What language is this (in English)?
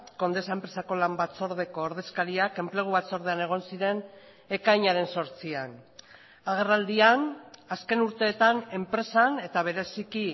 Basque